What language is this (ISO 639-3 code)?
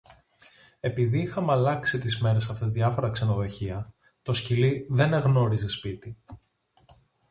ell